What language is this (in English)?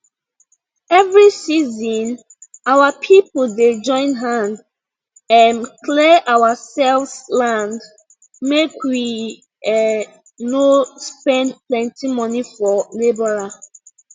Nigerian Pidgin